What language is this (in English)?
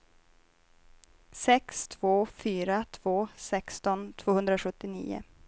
Swedish